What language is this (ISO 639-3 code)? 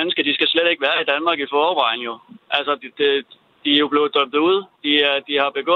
dan